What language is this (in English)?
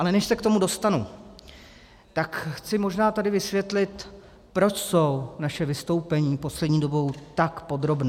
Czech